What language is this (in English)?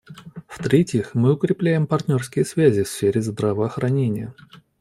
Russian